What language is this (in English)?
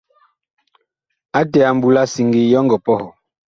Bakoko